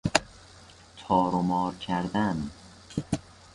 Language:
Persian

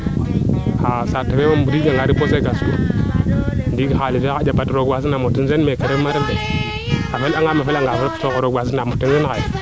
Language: Serer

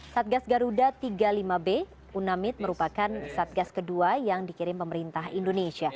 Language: Indonesian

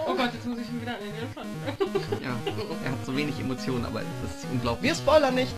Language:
German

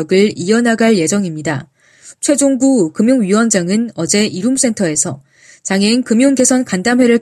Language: Korean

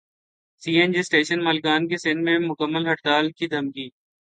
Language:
Urdu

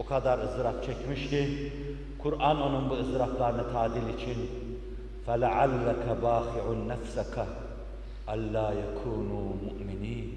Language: Turkish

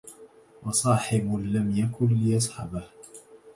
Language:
Arabic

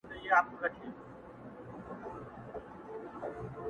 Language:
Pashto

